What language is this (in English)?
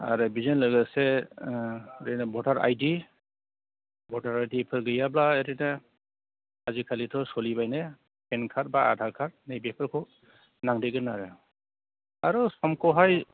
Bodo